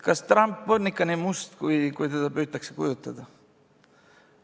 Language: Estonian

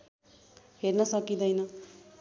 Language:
Nepali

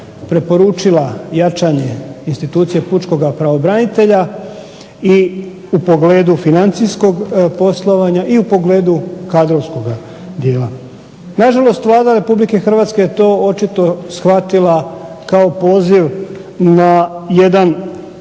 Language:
Croatian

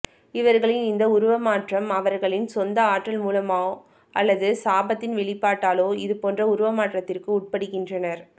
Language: Tamil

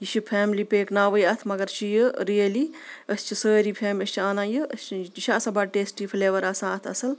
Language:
Kashmiri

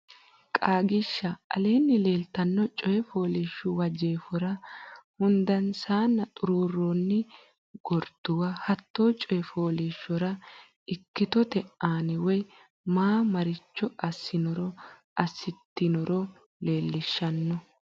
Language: Sidamo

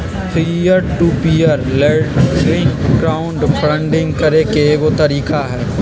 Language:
Magahi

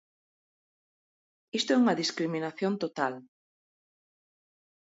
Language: Galician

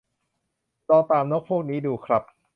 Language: Thai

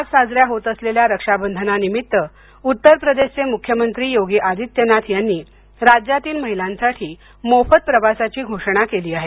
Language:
Marathi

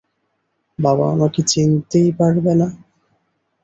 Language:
Bangla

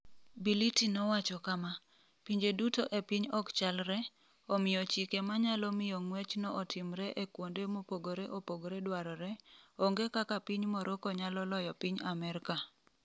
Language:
Luo (Kenya and Tanzania)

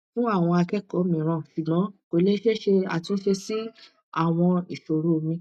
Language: Yoruba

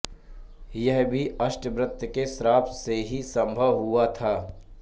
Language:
Hindi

